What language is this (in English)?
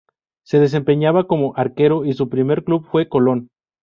Spanish